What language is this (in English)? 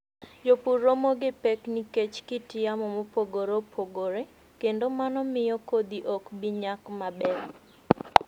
Luo (Kenya and Tanzania)